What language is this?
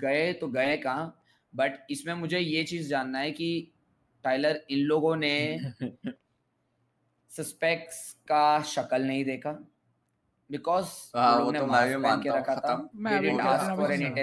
Hindi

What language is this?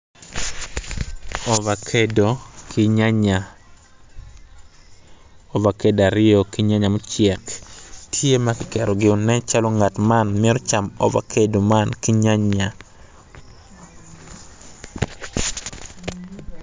Acoli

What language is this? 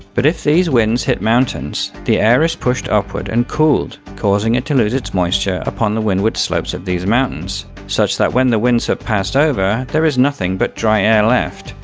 English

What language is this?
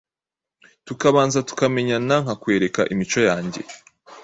Kinyarwanda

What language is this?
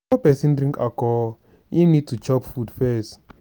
Nigerian Pidgin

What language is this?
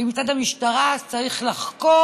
Hebrew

